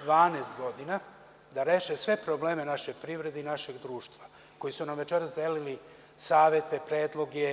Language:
Serbian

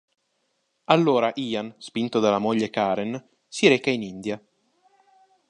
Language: Italian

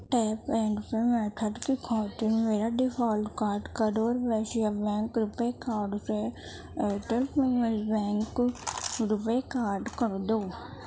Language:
Urdu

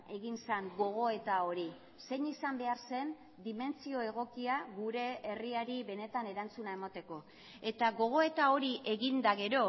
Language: Basque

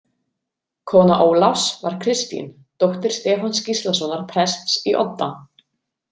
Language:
Icelandic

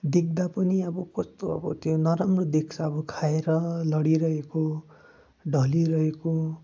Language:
Nepali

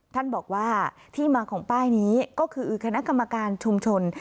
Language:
Thai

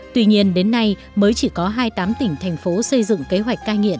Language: Vietnamese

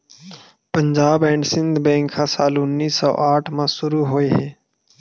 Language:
Chhattisgarhi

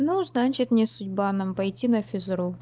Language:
Russian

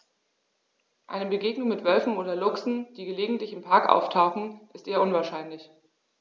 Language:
German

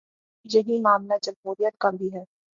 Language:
Urdu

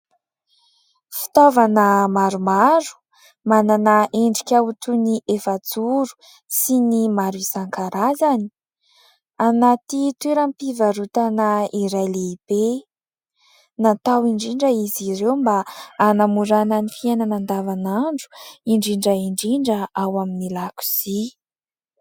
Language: Malagasy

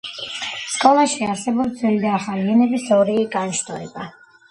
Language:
Georgian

